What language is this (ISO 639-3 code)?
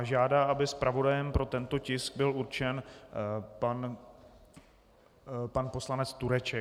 ces